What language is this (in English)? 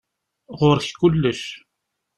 Kabyle